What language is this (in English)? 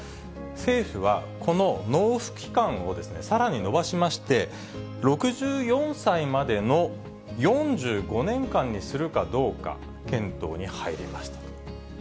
Japanese